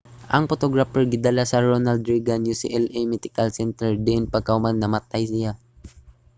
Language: Cebuano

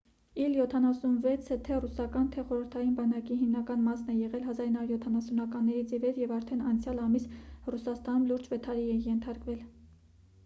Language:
Armenian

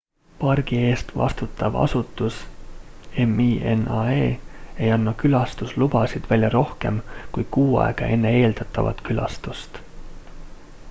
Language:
Estonian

